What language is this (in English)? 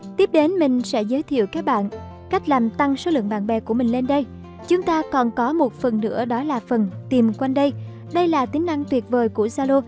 Vietnamese